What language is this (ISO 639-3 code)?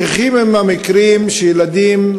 heb